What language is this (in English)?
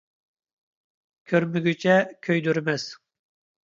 Uyghur